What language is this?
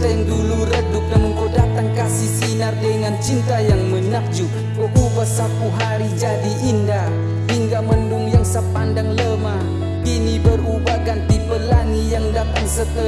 Indonesian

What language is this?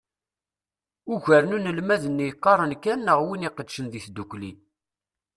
Kabyle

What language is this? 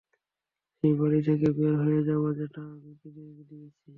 Bangla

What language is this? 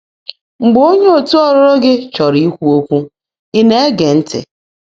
Igbo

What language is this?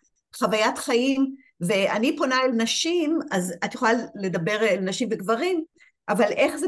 Hebrew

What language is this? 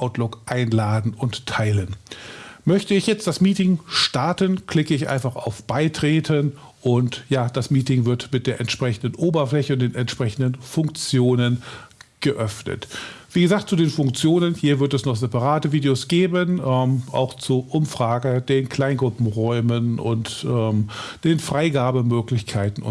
German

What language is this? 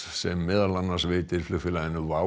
Icelandic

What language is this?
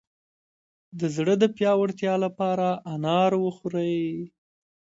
Pashto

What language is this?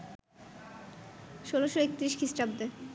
Bangla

